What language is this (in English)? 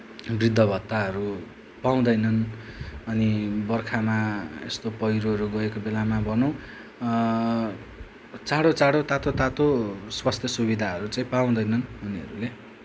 Nepali